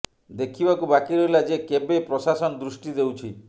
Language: Odia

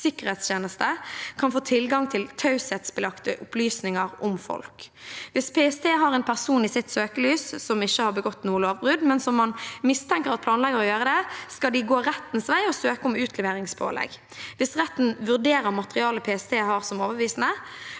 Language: Norwegian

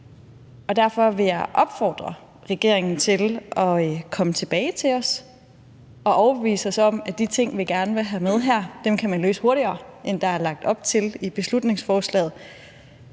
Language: Danish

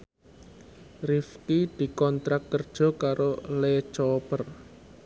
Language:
Javanese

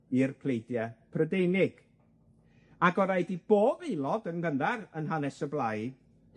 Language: Welsh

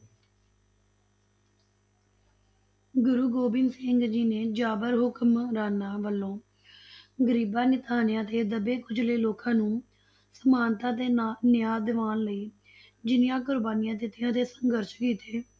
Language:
Punjabi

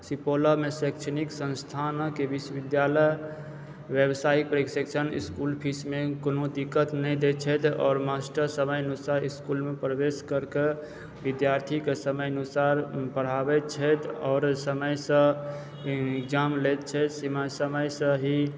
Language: Maithili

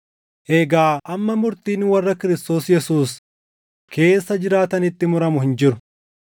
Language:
Oromo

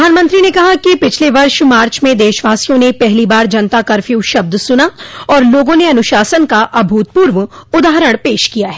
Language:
Hindi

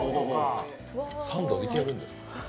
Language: Japanese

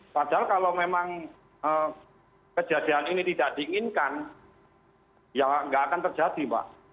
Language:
Indonesian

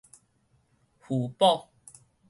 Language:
Min Nan Chinese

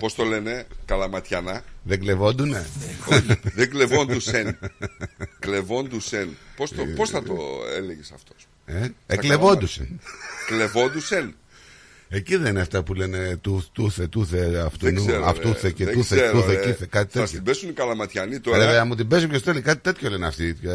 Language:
Greek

